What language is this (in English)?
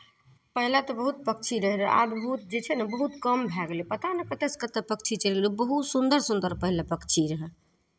Maithili